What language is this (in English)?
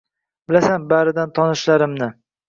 Uzbek